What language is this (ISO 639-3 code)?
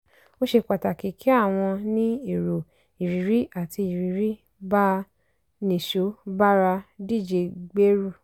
yor